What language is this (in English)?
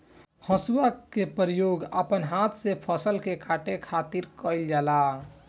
Bhojpuri